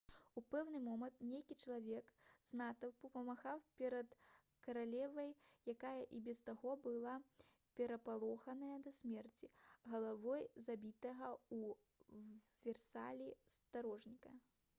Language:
Belarusian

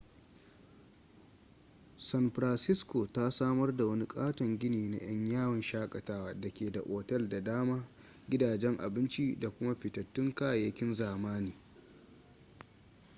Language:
Hausa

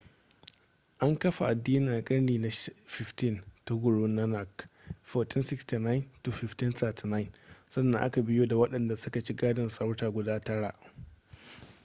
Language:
Hausa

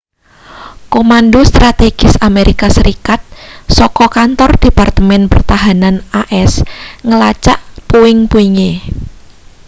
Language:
Javanese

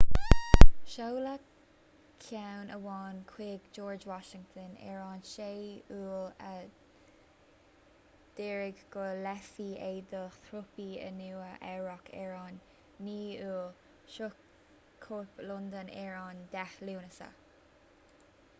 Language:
Irish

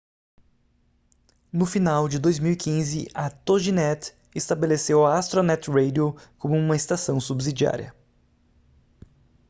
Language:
Portuguese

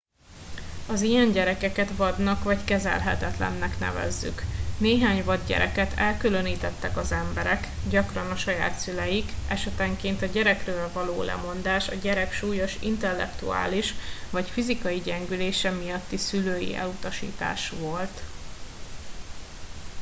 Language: Hungarian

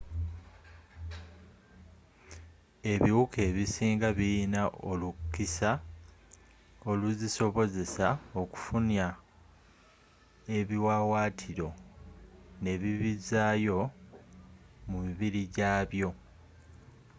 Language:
Ganda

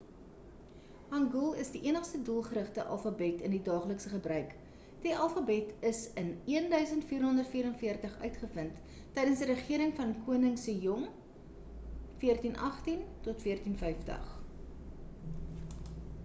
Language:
Afrikaans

